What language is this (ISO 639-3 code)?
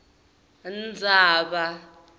ssw